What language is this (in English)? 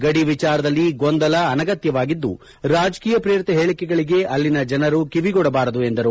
Kannada